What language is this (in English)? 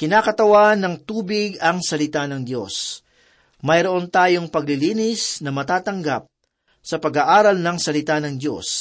Filipino